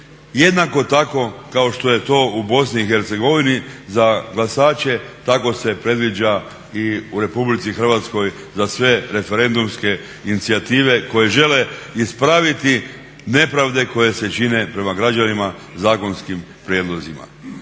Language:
Croatian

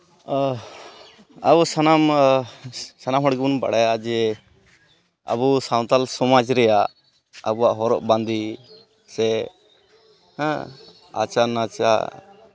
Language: Santali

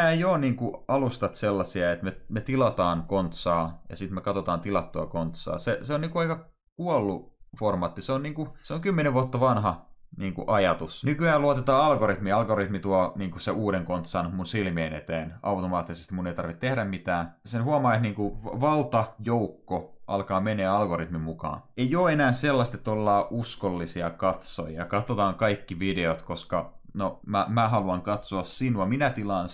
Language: Finnish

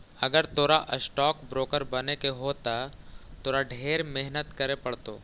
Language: Magahi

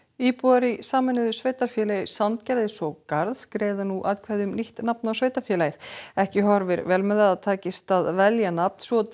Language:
Icelandic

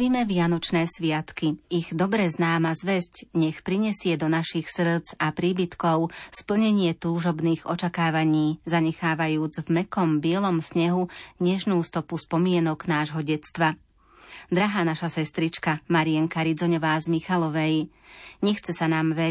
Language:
Slovak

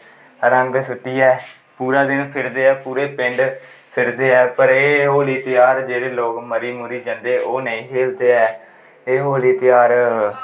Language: Dogri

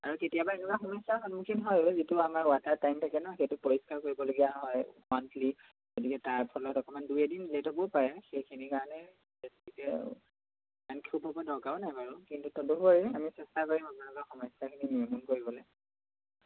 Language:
Assamese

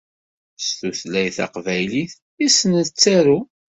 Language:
Kabyle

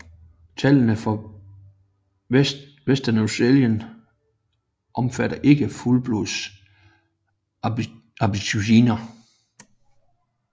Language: Danish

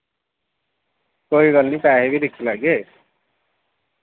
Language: Dogri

